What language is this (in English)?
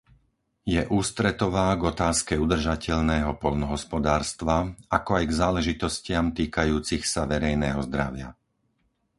Slovak